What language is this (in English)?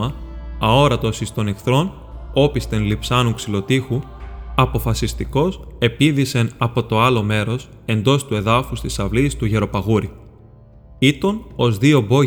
Greek